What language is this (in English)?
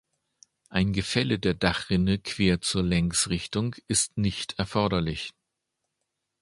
German